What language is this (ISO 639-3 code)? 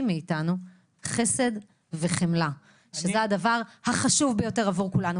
heb